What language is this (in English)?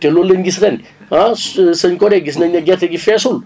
Wolof